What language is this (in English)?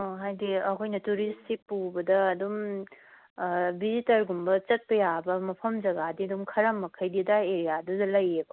Manipuri